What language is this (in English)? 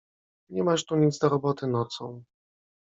Polish